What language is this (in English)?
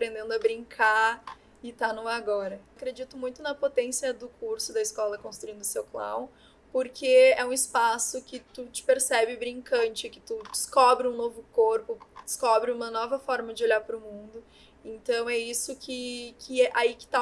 Portuguese